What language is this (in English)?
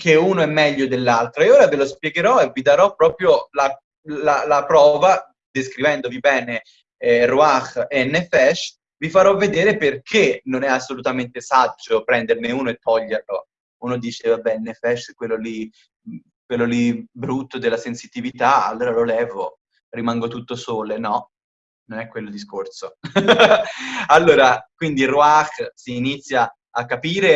Italian